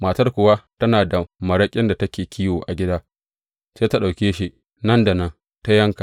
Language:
Hausa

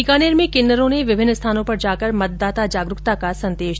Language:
Hindi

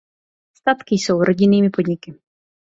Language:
Czech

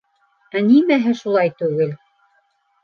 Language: Bashkir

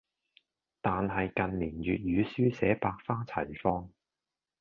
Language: Cantonese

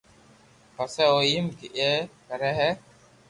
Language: Loarki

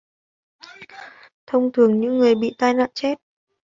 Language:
Vietnamese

